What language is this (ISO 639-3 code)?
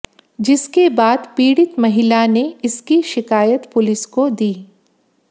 hin